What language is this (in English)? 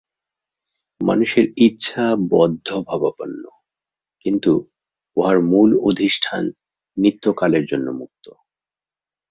Bangla